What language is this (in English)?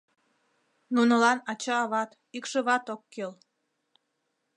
Mari